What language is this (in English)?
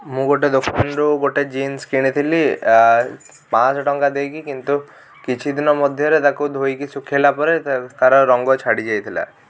Odia